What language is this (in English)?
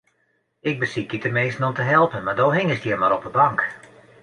Western Frisian